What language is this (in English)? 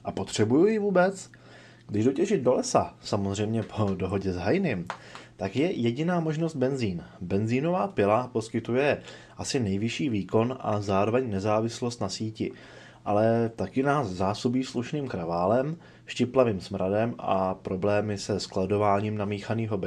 Czech